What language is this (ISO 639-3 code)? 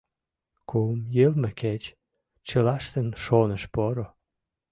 chm